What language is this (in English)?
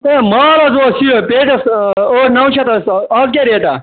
Kashmiri